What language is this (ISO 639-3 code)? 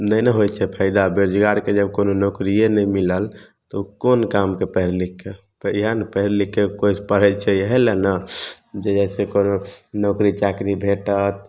mai